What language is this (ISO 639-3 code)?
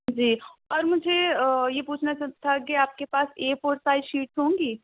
urd